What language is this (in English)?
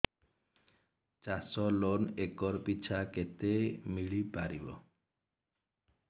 Odia